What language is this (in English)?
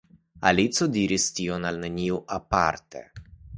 Esperanto